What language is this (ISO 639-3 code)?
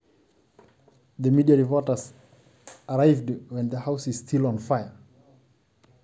mas